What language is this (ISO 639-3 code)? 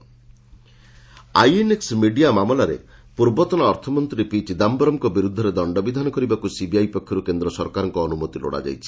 ori